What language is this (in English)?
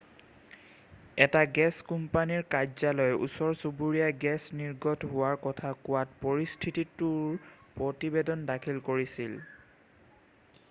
Assamese